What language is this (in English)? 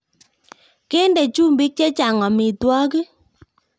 Kalenjin